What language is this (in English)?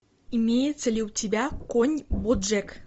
Russian